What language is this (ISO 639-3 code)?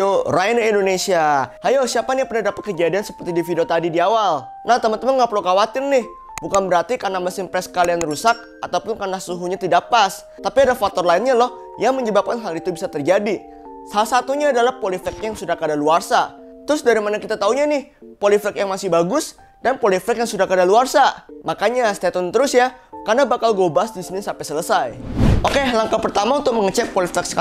ind